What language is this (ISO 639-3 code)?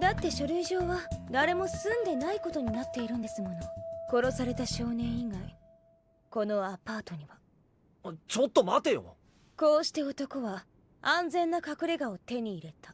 jpn